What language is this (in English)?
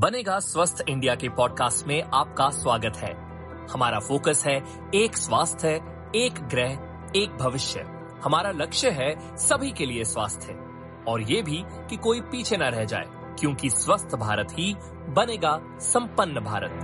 Hindi